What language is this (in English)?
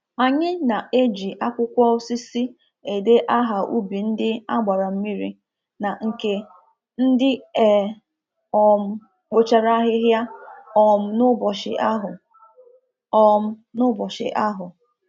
Igbo